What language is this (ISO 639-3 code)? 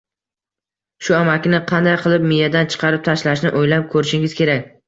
uzb